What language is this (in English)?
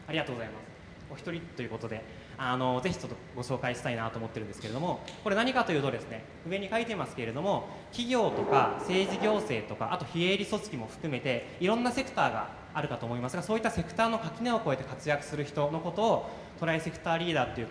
Japanese